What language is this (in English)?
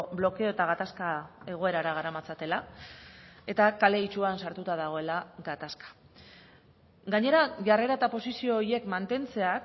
Basque